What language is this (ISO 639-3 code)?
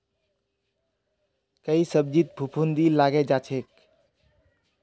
mag